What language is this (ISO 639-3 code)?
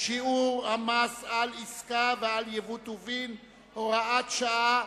heb